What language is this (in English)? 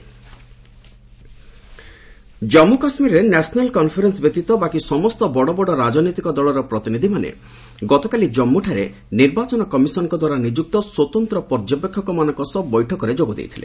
Odia